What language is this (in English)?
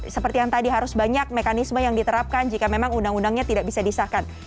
Indonesian